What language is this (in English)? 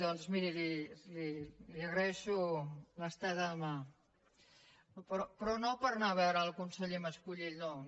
Catalan